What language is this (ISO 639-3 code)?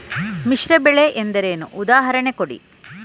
kan